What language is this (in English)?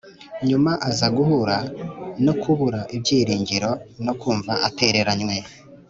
Kinyarwanda